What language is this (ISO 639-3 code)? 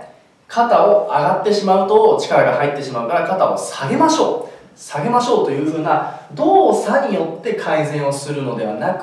jpn